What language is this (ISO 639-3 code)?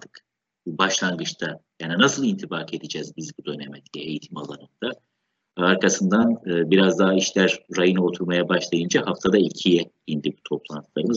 tur